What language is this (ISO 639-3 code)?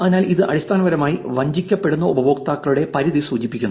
mal